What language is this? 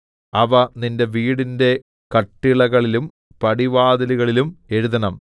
Malayalam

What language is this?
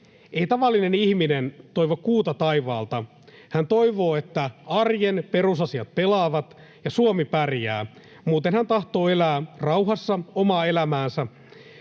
Finnish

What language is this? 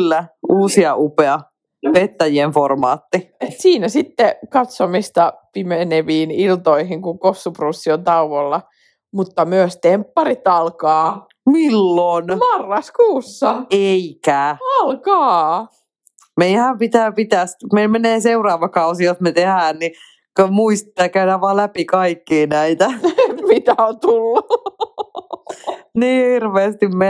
Finnish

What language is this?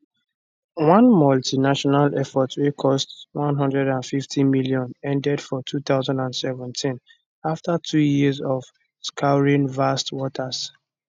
Nigerian Pidgin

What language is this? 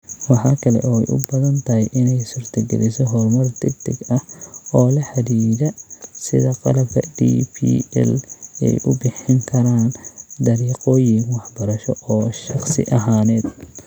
Somali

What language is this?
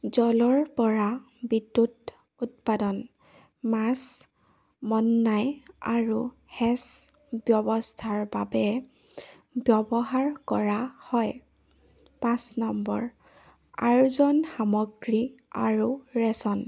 Assamese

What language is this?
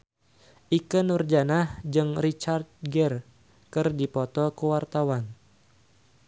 Sundanese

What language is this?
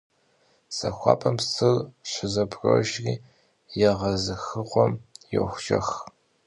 Kabardian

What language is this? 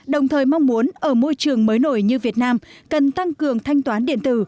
Vietnamese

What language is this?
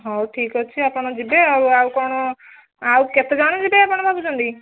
Odia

